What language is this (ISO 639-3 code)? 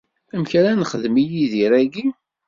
kab